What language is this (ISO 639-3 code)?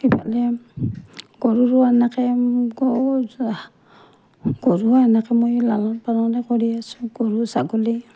asm